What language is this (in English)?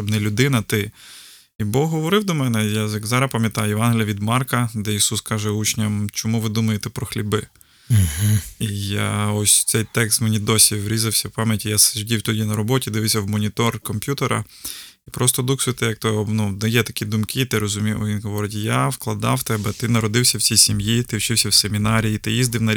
Ukrainian